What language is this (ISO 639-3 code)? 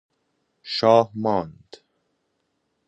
fas